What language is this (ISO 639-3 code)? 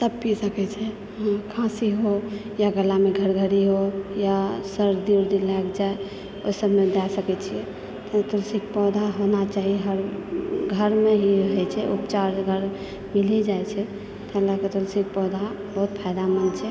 mai